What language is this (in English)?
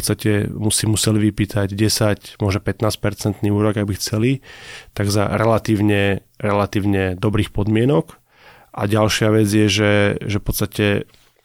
Slovak